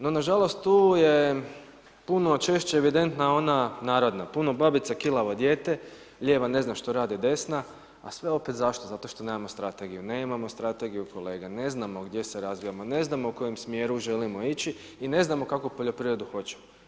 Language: Croatian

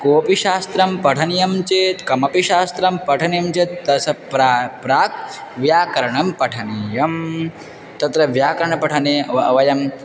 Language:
Sanskrit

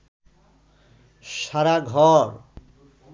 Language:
Bangla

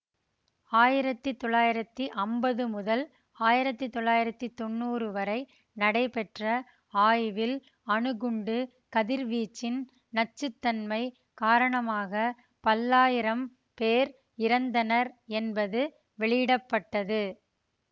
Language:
Tamil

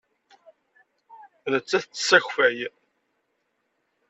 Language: Kabyle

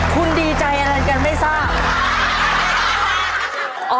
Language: Thai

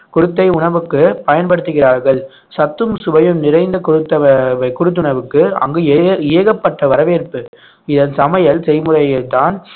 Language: Tamil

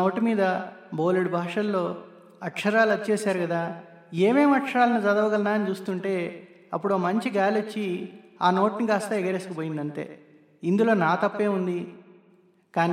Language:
Telugu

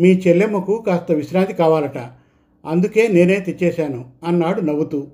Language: Telugu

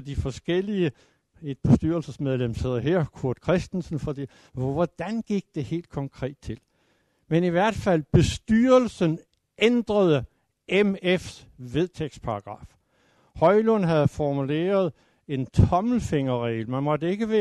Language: Danish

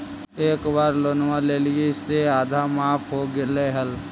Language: Magahi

